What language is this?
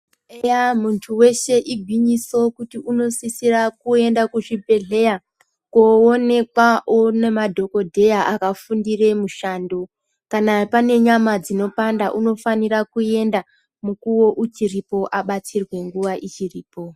Ndau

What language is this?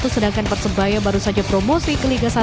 Indonesian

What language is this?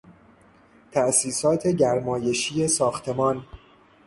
Persian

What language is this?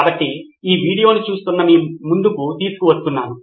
Telugu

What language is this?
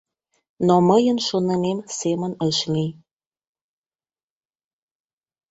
Mari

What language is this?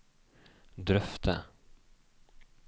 Norwegian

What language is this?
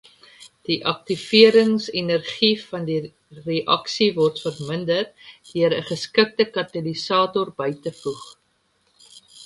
Afrikaans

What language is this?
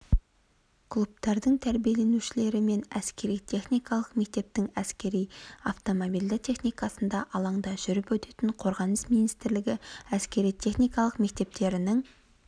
Kazakh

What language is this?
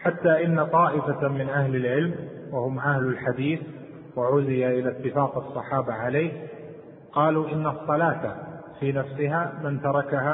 Arabic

